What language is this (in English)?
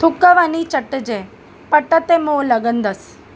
Sindhi